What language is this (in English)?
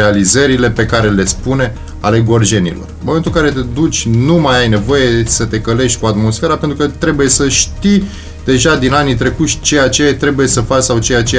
Romanian